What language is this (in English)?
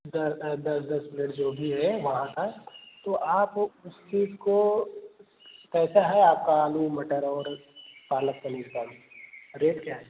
Hindi